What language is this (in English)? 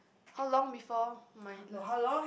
English